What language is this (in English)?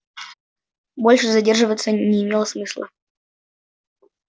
Russian